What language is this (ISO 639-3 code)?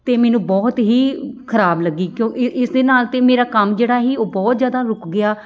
pan